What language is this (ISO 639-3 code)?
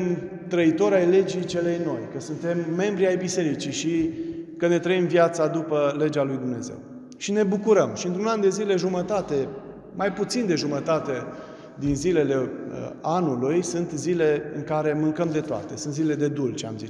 ron